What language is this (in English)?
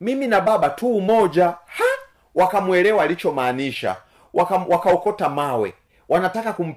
Swahili